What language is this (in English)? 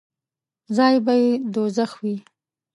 Pashto